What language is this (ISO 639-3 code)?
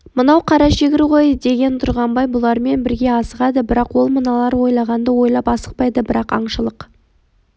kaz